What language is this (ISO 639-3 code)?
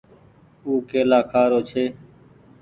gig